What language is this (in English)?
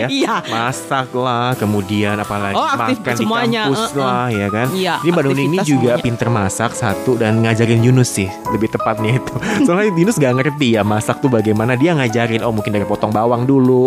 Indonesian